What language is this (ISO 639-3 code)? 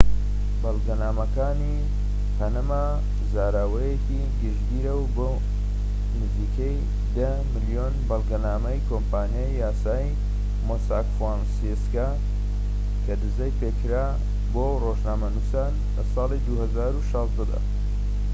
ckb